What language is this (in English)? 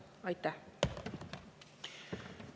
Estonian